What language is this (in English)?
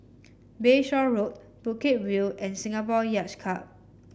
English